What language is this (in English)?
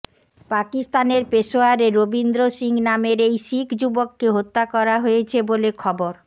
Bangla